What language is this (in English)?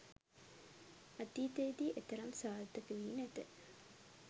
Sinhala